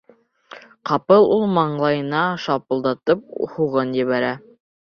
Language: Bashkir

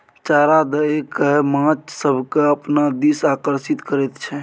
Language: Maithili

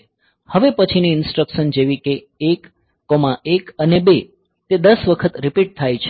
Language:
Gujarati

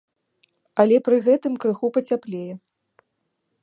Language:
Belarusian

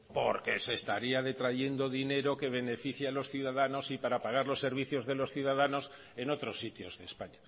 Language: Spanish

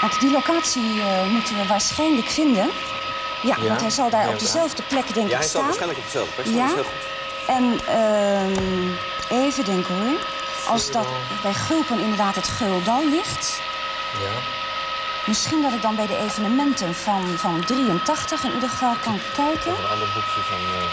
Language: Dutch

